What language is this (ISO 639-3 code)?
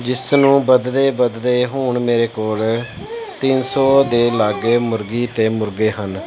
pan